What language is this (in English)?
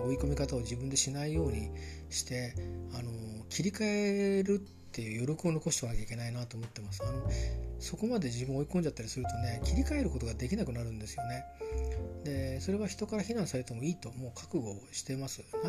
Japanese